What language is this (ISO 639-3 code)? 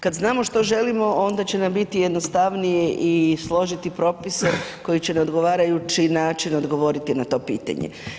hrv